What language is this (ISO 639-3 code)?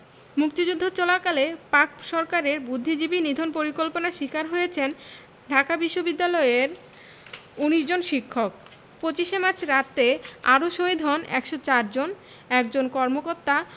ben